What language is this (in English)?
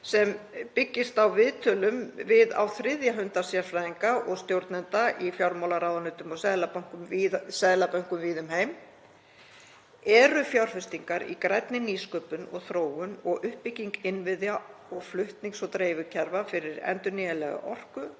Icelandic